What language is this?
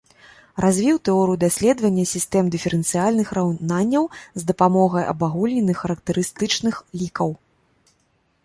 Belarusian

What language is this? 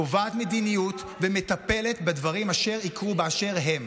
Hebrew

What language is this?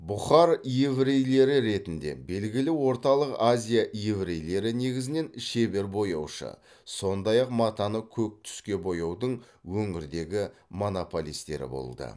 Kazakh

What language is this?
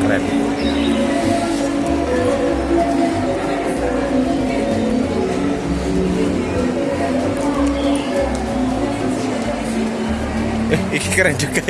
Indonesian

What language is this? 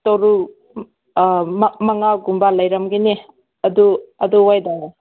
Manipuri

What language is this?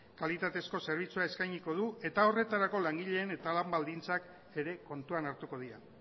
Basque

